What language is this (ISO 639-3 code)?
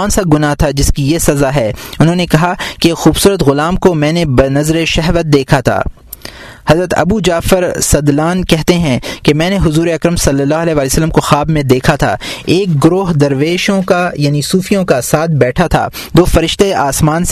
urd